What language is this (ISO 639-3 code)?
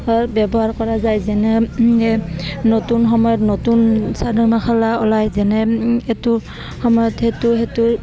asm